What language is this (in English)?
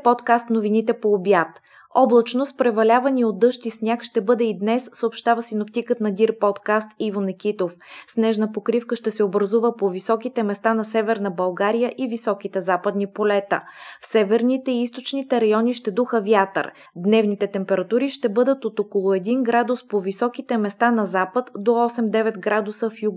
Bulgarian